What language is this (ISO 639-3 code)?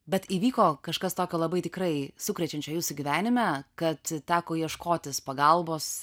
lit